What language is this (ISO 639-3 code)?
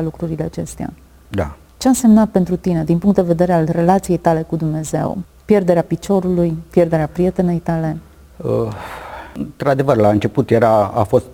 ron